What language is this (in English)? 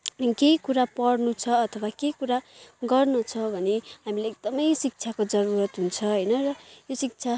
Nepali